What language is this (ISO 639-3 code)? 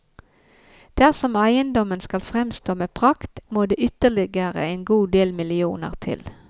nor